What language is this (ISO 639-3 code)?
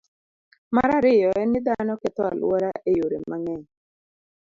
luo